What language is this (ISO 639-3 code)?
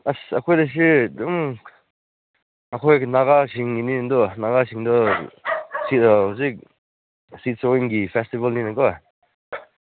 mni